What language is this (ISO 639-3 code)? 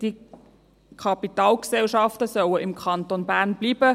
gsw